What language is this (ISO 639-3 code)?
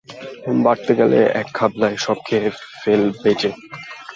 ben